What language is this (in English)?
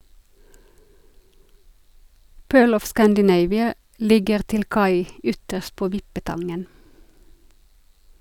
Norwegian